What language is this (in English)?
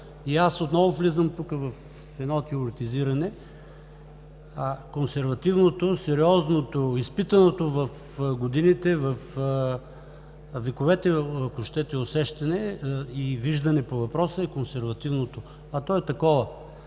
Bulgarian